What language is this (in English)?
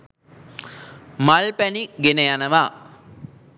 Sinhala